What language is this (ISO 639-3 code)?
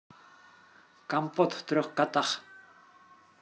rus